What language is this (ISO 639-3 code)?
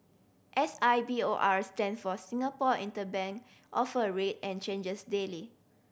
eng